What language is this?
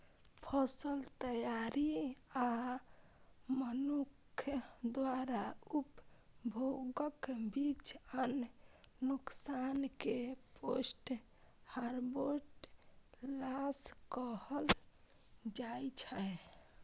Maithili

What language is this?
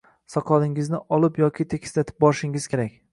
Uzbek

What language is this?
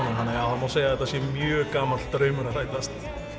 Icelandic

